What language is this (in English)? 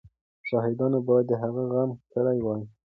Pashto